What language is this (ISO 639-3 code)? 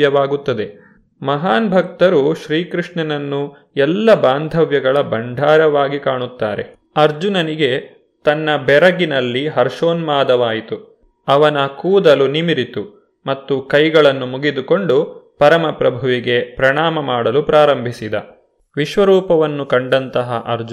kan